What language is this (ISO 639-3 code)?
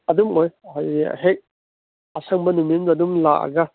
mni